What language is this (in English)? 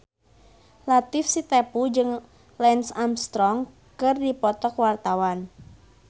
Sundanese